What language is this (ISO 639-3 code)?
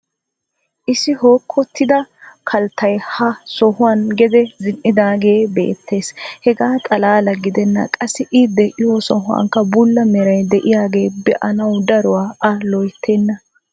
wal